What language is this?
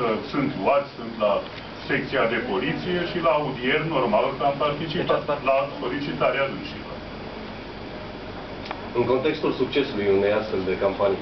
Romanian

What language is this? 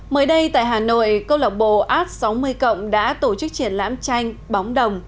Vietnamese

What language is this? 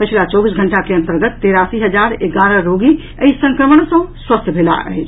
Maithili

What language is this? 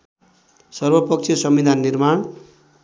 Nepali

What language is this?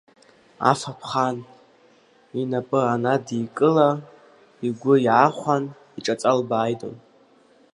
Abkhazian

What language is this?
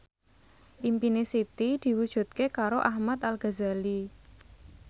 Javanese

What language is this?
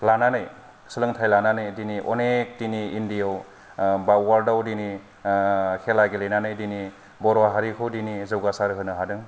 Bodo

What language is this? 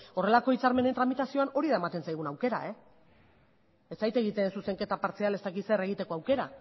Basque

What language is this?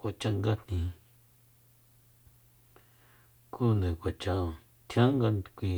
Soyaltepec Mazatec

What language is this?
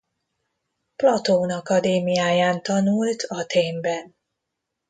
Hungarian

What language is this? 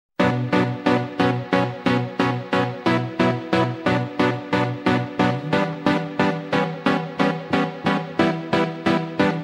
Russian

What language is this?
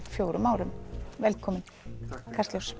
Icelandic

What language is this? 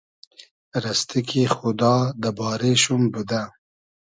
Hazaragi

